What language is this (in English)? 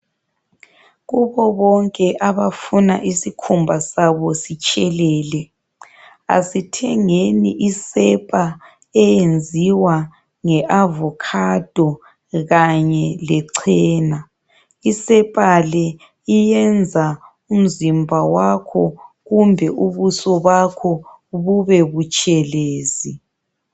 North Ndebele